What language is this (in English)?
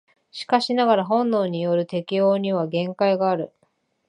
Japanese